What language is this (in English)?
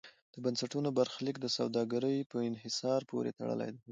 Pashto